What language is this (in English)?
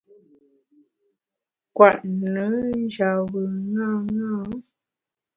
Bamun